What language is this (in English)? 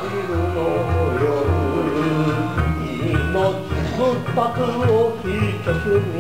Dutch